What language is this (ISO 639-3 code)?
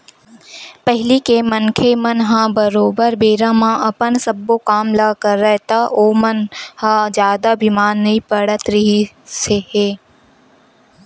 hne